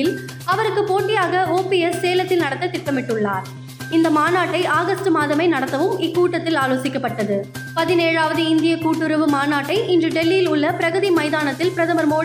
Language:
Tamil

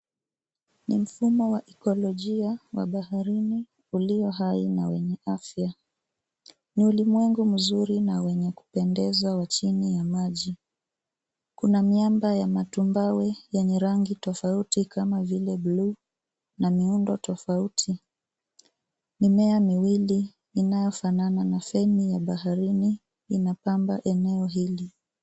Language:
Swahili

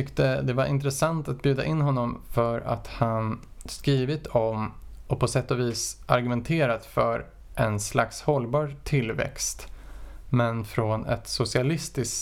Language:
Swedish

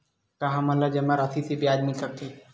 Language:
Chhattisgarhi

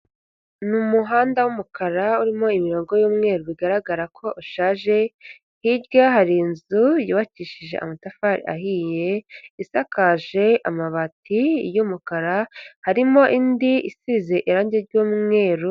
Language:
Kinyarwanda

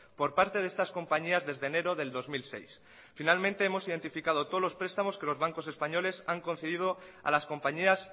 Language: Spanish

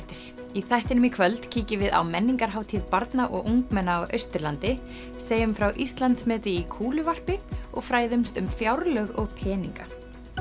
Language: Icelandic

